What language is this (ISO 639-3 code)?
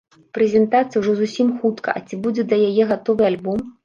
bel